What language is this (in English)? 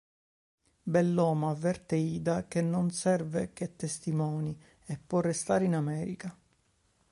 Italian